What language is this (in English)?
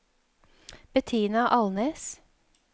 Norwegian